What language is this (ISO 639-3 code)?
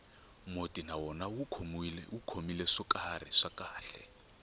tso